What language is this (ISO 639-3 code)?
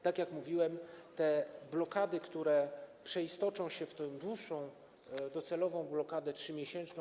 pol